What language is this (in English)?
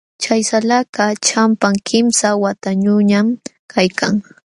Jauja Wanca Quechua